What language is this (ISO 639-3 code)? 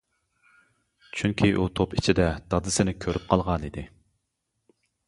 uig